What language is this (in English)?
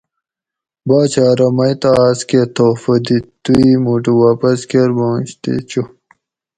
Gawri